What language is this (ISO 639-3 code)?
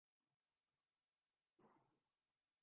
urd